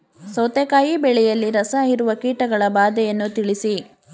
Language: Kannada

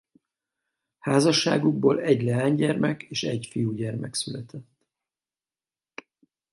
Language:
Hungarian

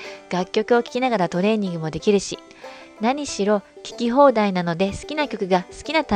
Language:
Japanese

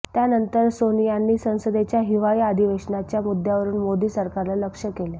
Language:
Marathi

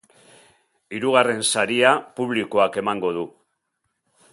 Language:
Basque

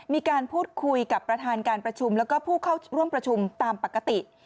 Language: Thai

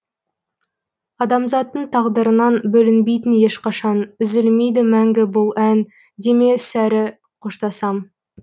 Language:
Kazakh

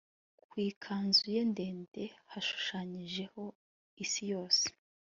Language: Kinyarwanda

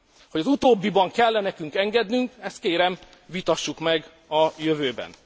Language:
Hungarian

